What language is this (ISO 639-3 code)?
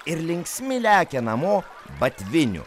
lit